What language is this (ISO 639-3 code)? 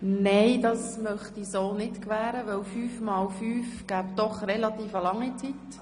gsw